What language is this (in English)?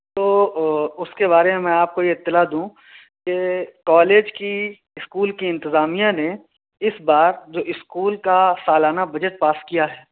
Urdu